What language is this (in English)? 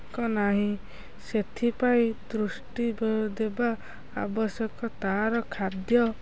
Odia